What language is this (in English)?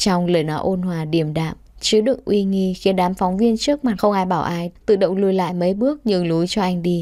Vietnamese